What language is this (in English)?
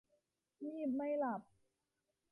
Thai